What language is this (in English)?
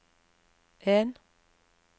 Norwegian